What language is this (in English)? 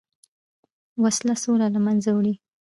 Pashto